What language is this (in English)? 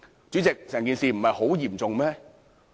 Cantonese